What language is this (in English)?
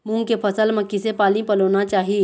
Chhattisgarhi